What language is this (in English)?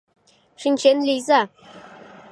Mari